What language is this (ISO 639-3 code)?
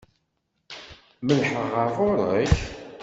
kab